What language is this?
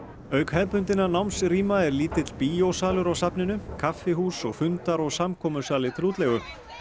Icelandic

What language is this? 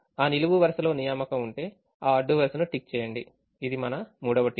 Telugu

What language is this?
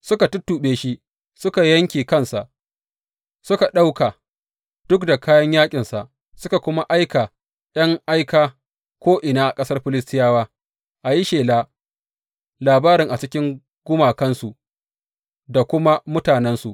Hausa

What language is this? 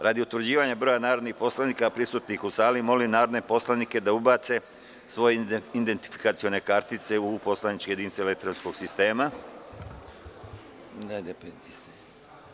Serbian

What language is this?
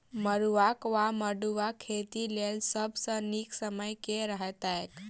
Maithili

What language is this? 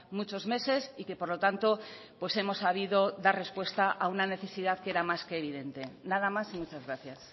Spanish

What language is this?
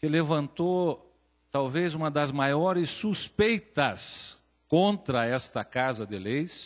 Portuguese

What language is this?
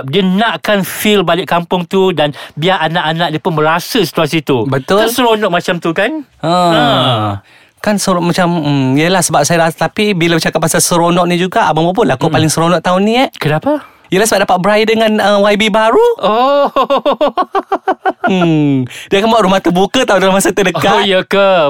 Malay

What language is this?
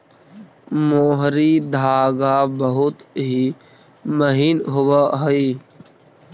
Magahi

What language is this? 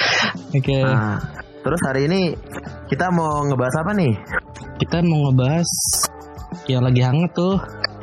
Indonesian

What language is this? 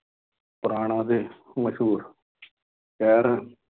Punjabi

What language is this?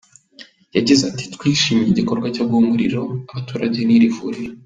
Kinyarwanda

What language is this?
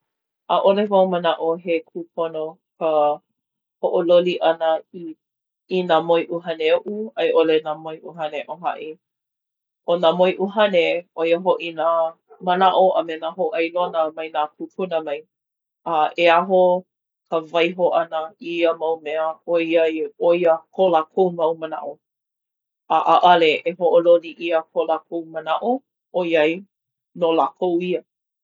Hawaiian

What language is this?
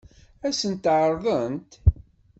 Kabyle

